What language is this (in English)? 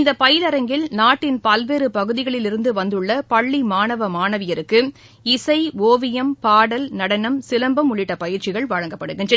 Tamil